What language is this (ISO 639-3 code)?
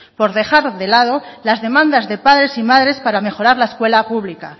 spa